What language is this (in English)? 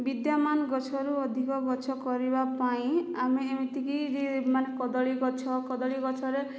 Odia